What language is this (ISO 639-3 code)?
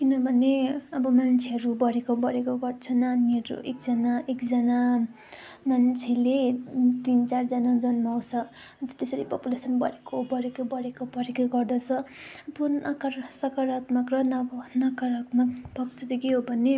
nep